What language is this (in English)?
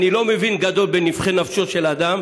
Hebrew